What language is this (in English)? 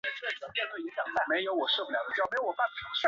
Chinese